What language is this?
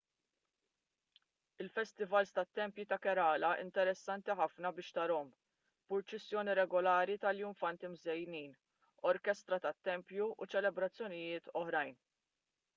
Maltese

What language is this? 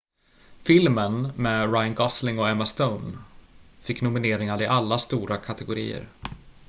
Swedish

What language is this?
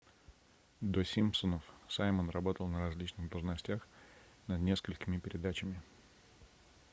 Russian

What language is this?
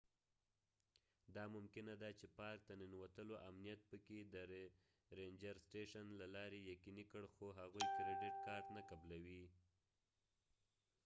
Pashto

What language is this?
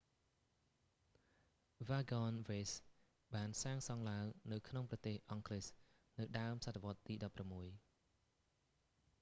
Khmer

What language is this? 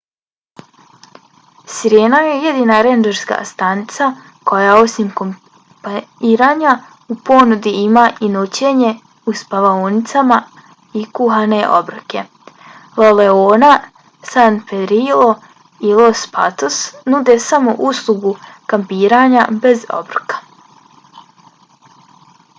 Bosnian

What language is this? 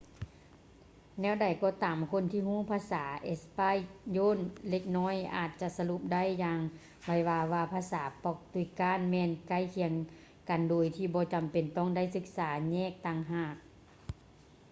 Lao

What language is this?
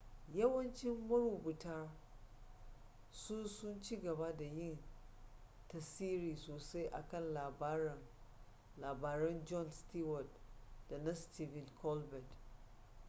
Hausa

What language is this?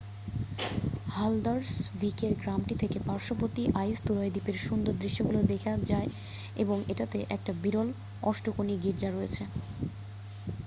Bangla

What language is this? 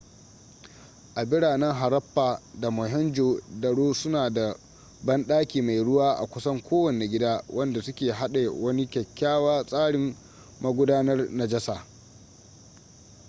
Hausa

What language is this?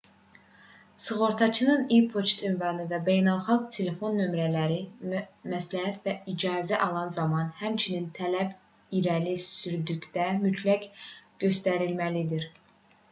Azerbaijani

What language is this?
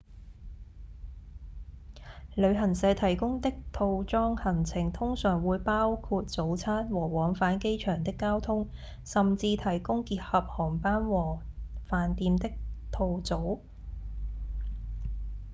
Cantonese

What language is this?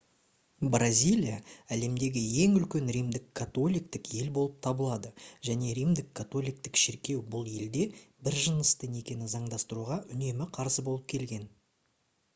Kazakh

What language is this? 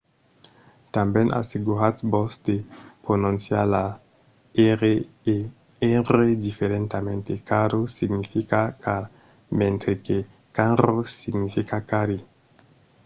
Occitan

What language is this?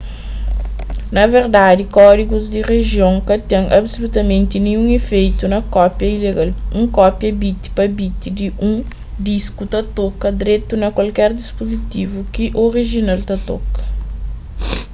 Kabuverdianu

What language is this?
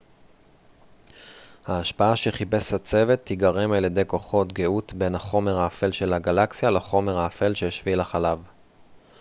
Hebrew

